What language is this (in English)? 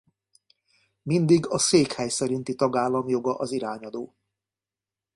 Hungarian